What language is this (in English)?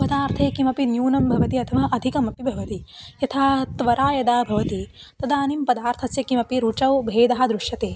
Sanskrit